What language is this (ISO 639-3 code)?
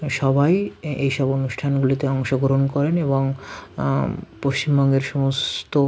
ben